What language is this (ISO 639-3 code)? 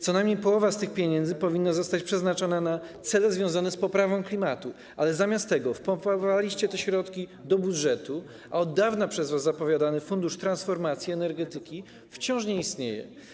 pol